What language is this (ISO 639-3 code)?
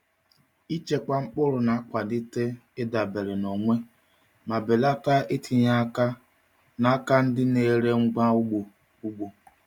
ibo